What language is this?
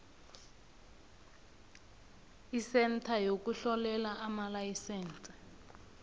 South Ndebele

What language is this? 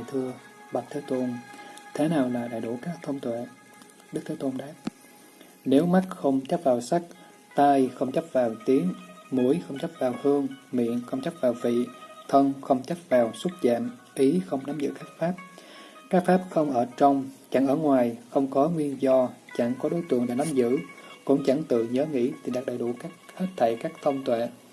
Vietnamese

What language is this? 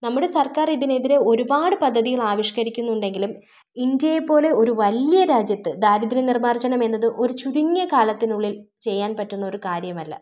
Malayalam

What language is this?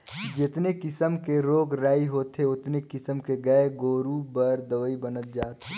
Chhattisgarhi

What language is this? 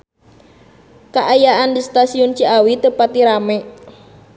Sundanese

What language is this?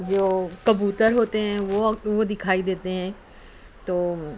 Urdu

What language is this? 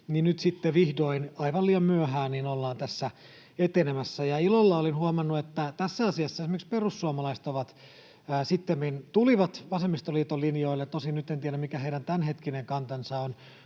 Finnish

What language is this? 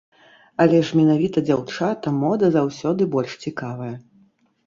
Belarusian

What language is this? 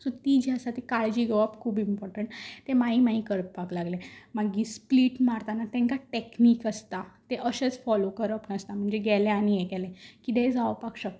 Konkani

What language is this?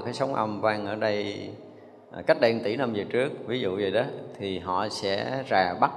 Vietnamese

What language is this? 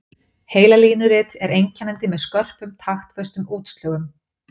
Icelandic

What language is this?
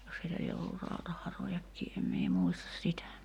Finnish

